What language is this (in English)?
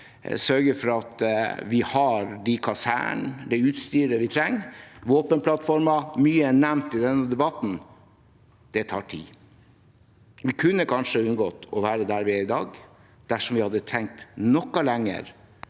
Norwegian